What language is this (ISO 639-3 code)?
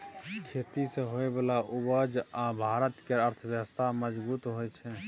mai